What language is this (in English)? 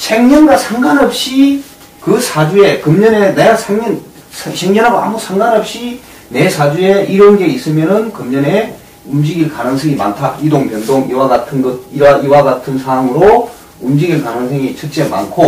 Korean